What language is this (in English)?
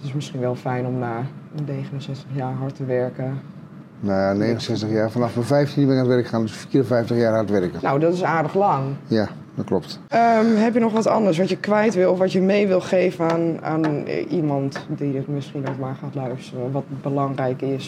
Dutch